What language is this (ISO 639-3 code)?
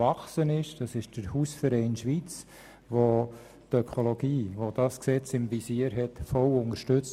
gsw